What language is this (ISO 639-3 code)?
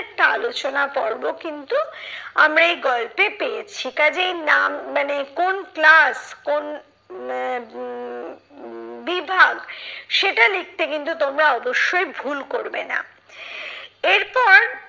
ben